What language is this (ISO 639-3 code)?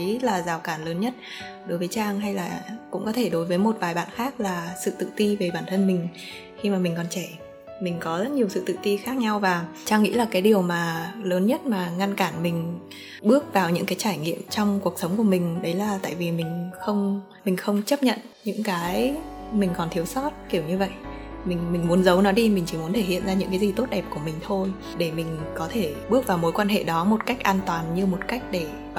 vie